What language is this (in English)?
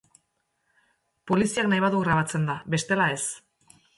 Basque